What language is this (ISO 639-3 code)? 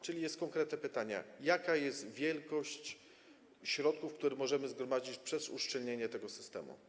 pol